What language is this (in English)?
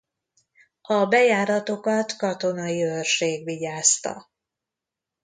Hungarian